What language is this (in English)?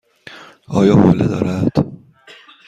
Persian